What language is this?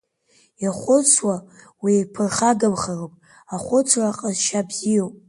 Abkhazian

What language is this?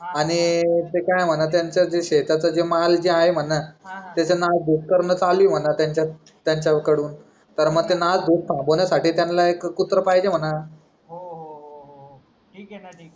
Marathi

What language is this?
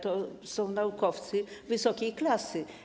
Polish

